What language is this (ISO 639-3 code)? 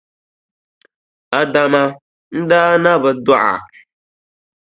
dag